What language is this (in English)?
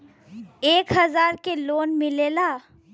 Bhojpuri